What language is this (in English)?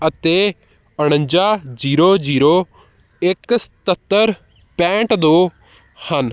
Punjabi